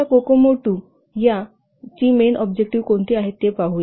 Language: Marathi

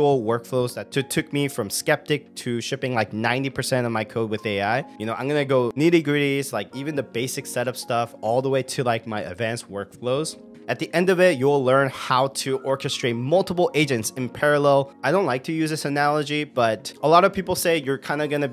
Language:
English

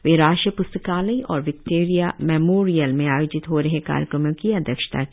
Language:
Hindi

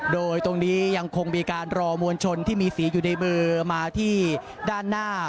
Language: Thai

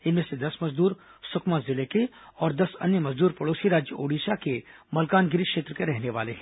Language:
Hindi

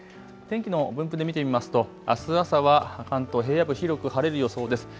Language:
Japanese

